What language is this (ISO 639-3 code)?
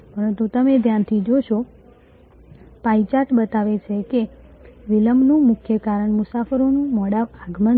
guj